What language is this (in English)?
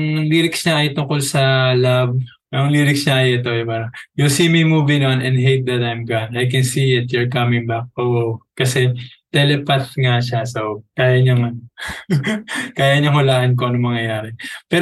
Filipino